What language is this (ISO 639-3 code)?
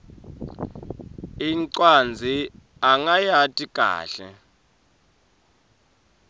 ssw